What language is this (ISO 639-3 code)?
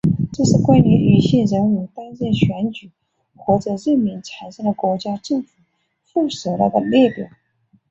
zho